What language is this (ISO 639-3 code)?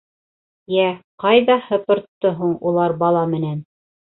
bak